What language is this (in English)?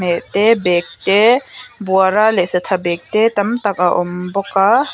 Mizo